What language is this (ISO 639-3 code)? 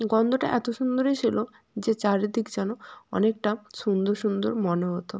ben